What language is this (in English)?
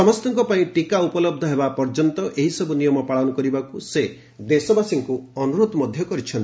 Odia